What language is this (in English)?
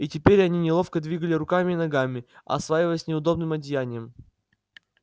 Russian